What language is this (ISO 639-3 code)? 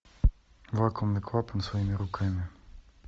rus